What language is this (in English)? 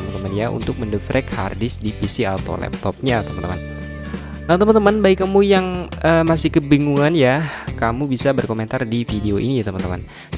Indonesian